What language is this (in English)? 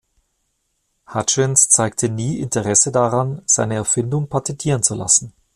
German